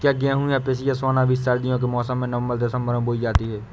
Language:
Hindi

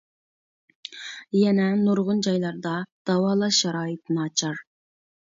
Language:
Uyghur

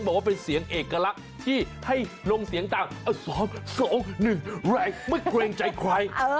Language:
Thai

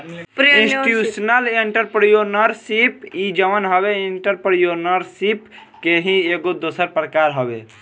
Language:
Bhojpuri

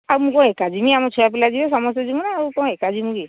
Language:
Odia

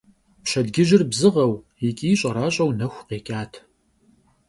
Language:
Kabardian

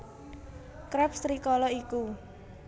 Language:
Javanese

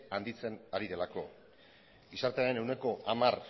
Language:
Basque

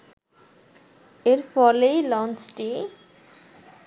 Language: Bangla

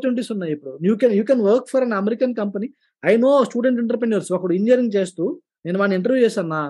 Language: Telugu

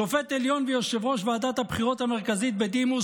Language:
Hebrew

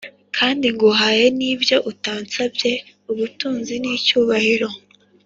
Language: Kinyarwanda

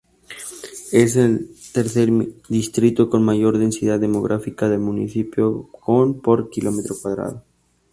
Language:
Spanish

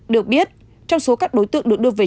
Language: Vietnamese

